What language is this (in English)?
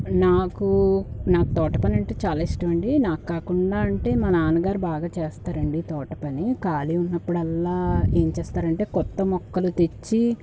Telugu